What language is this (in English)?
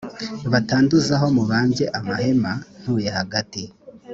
Kinyarwanda